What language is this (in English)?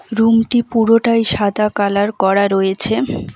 Bangla